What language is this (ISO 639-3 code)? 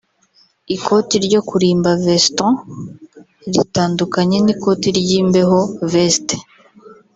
kin